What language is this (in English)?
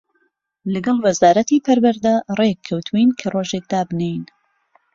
Central Kurdish